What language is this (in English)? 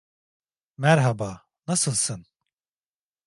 Turkish